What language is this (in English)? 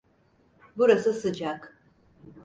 Turkish